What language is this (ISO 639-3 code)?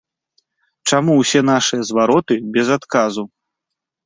bel